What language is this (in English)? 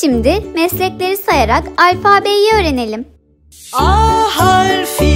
Turkish